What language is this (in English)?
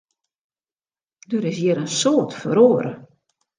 Western Frisian